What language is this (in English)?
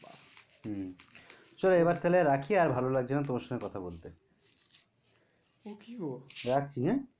Bangla